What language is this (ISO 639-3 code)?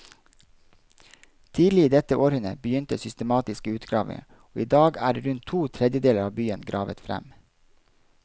nor